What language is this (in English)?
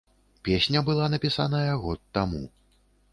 Belarusian